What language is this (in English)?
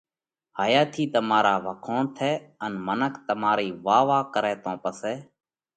Parkari Koli